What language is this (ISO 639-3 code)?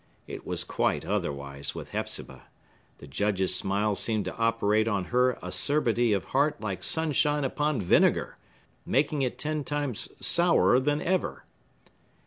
eng